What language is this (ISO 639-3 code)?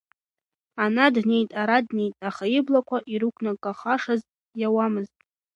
abk